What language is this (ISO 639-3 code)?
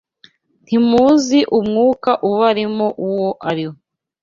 kin